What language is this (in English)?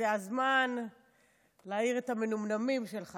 Hebrew